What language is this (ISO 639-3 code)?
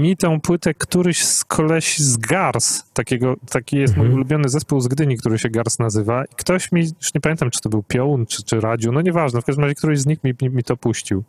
pol